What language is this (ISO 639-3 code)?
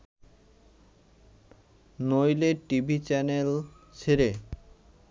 ben